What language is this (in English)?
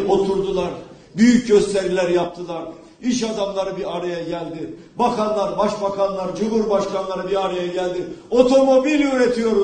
Turkish